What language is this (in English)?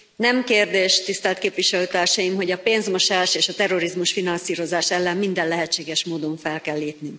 Hungarian